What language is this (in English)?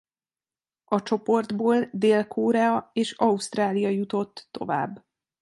Hungarian